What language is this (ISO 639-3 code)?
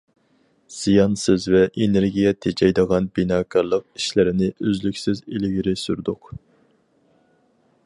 uig